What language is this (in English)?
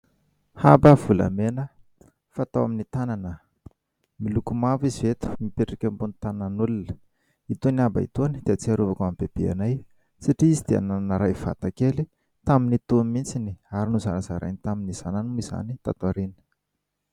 Malagasy